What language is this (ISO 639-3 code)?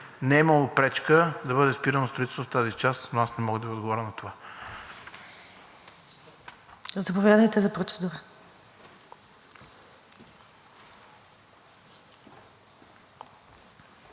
bul